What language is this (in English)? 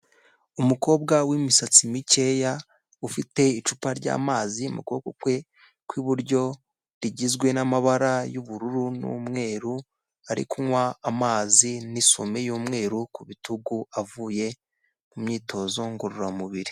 Kinyarwanda